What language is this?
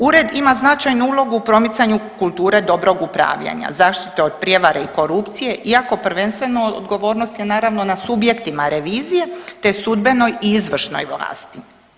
Croatian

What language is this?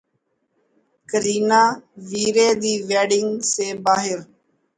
Urdu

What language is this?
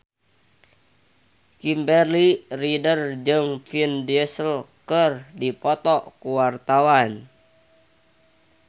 Sundanese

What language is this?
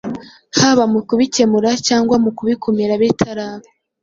Kinyarwanda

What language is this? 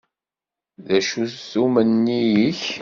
Kabyle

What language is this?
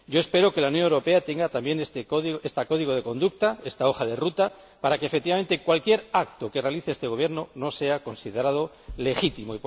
Spanish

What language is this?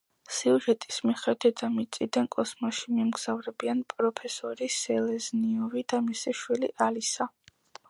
Georgian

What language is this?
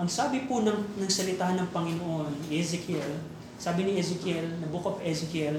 Filipino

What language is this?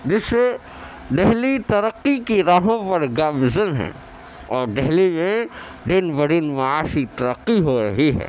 Urdu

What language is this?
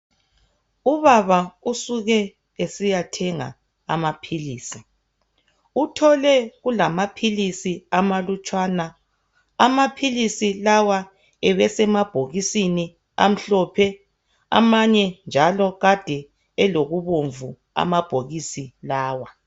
North Ndebele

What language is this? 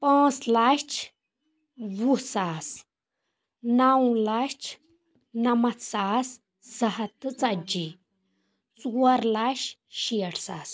Kashmiri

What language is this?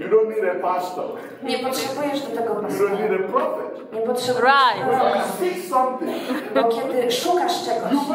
Polish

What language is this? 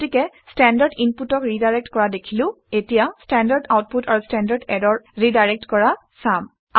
Assamese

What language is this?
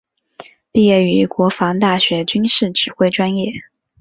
Chinese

